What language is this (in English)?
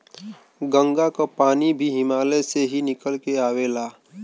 Bhojpuri